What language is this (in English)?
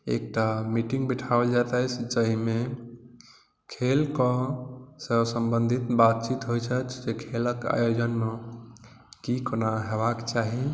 Maithili